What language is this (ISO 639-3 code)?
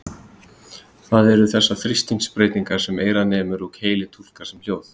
isl